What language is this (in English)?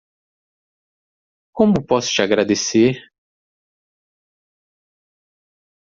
Portuguese